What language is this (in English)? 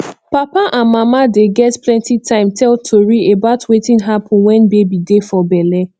Nigerian Pidgin